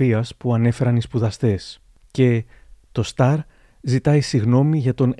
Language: Greek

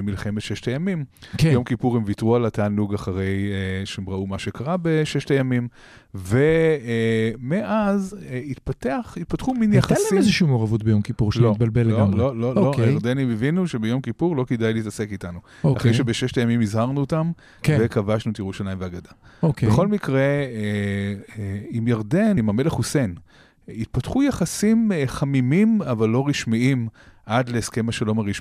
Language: Hebrew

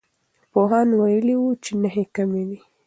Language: Pashto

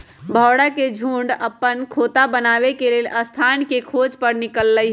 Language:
Magahi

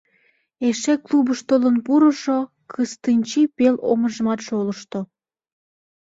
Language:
Mari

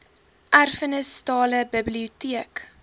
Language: Afrikaans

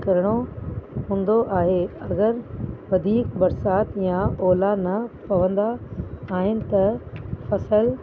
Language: Sindhi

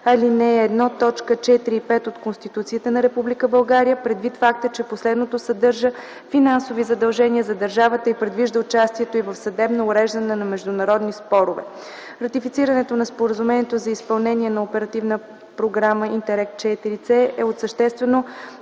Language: Bulgarian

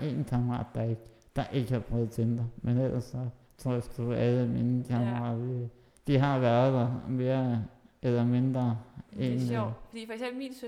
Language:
Danish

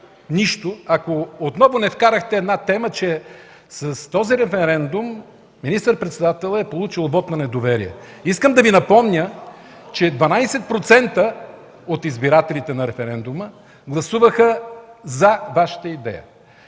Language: Bulgarian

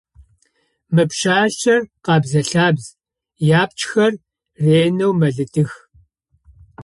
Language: Adyghe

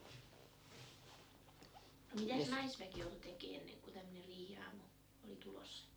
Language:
Finnish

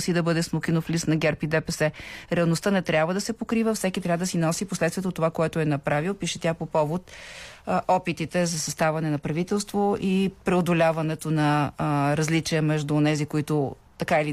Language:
Bulgarian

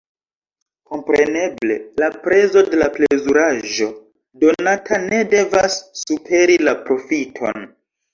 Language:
Esperanto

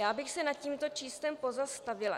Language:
Czech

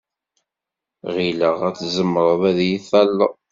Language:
Kabyle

